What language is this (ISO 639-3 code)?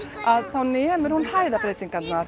isl